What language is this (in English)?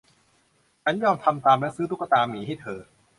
Thai